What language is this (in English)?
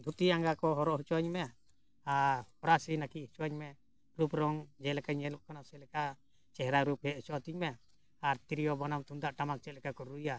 Santali